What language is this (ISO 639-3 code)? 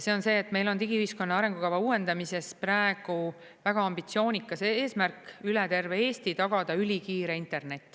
est